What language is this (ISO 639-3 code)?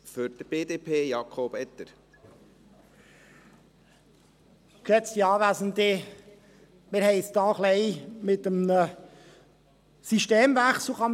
gsw